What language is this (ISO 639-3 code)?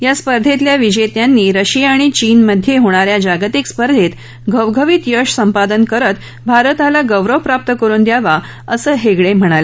mar